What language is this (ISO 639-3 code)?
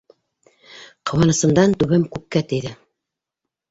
bak